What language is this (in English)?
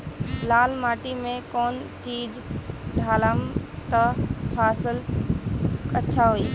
Bhojpuri